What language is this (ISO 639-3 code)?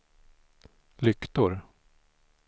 swe